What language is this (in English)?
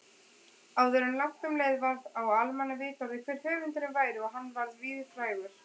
Icelandic